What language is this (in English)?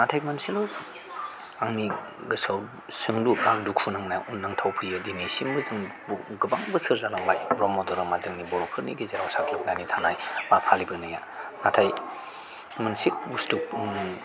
Bodo